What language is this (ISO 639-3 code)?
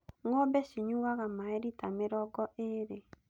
kik